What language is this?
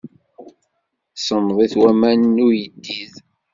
Kabyle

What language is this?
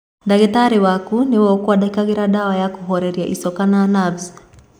Kikuyu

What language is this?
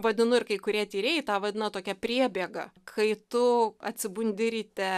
Lithuanian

